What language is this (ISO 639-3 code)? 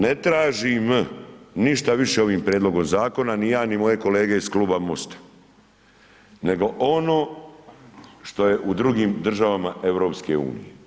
hrv